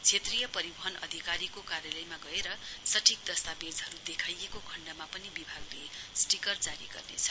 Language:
Nepali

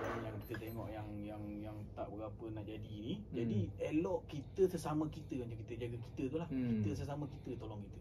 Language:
Malay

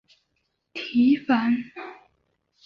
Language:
Chinese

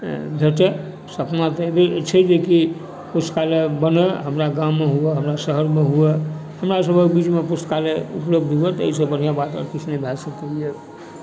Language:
Maithili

